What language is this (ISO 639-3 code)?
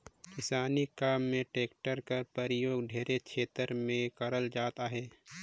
hne